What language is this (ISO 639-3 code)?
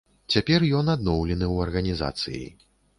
bel